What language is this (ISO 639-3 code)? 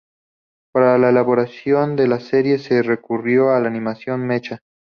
spa